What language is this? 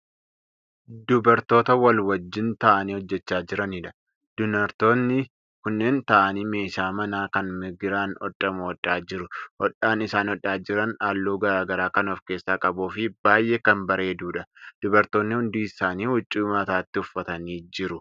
Oromo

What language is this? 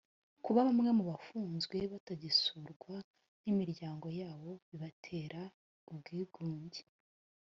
Kinyarwanda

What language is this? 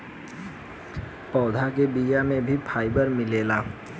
Bhojpuri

